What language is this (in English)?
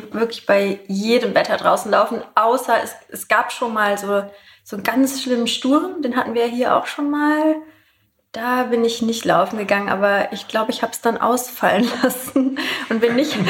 German